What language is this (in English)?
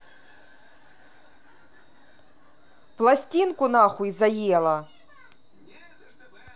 Russian